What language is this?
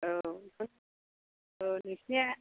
Bodo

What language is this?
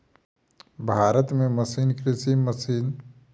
Maithili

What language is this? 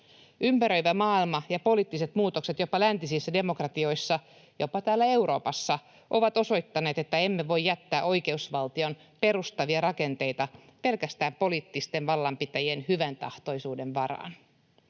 Finnish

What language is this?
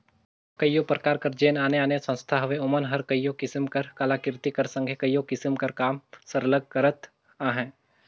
Chhattisgarhi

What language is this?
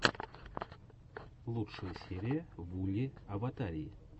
Russian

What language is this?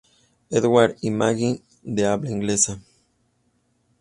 Spanish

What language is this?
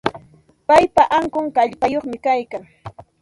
Santa Ana de Tusi Pasco Quechua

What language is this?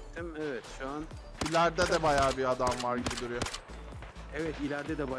Turkish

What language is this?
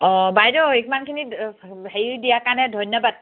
Assamese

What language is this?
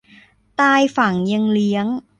Thai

